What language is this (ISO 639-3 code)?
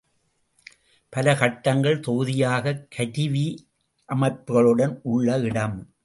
tam